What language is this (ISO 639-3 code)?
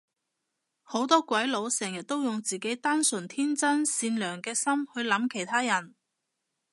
yue